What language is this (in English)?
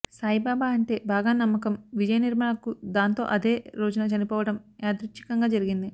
Telugu